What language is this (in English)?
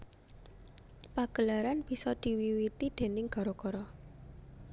Javanese